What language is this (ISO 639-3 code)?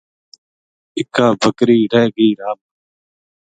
gju